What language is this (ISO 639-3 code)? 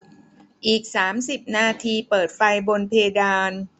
tha